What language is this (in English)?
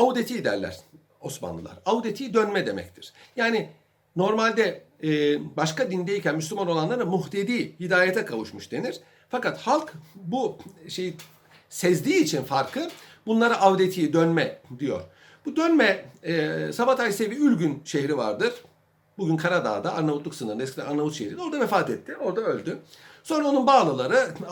Turkish